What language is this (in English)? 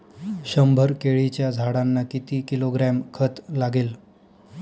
Marathi